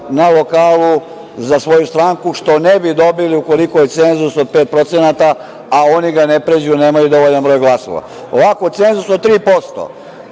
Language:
Serbian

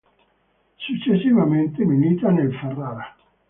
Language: Italian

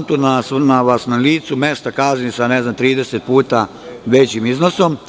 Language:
Serbian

